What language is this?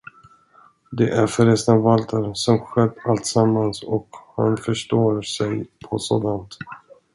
Swedish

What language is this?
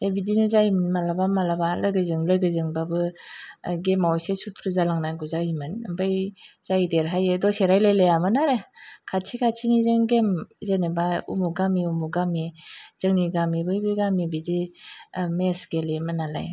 Bodo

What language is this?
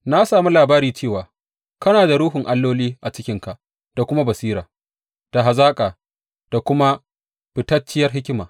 Hausa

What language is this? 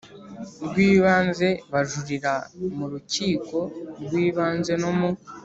Kinyarwanda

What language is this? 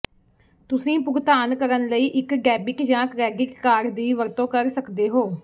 Punjabi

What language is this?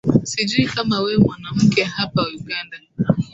Swahili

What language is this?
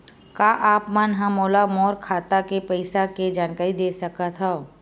Chhattisgarhi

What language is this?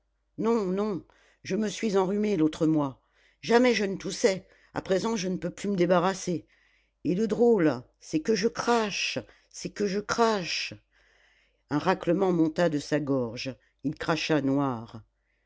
French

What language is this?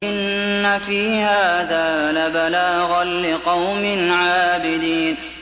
Arabic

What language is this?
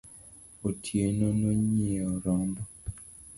Luo (Kenya and Tanzania)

